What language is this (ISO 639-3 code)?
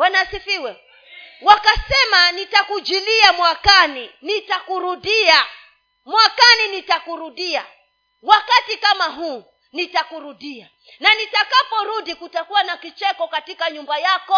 swa